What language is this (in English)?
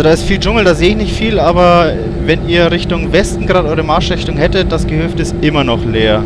German